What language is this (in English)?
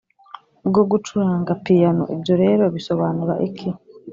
Kinyarwanda